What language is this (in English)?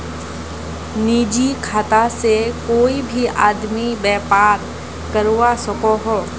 Magahi